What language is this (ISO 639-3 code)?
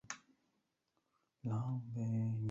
zho